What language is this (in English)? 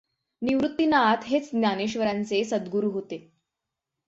Marathi